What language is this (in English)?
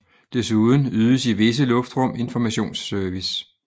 Danish